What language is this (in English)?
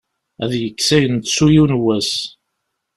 Kabyle